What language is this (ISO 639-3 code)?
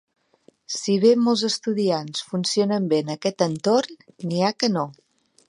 cat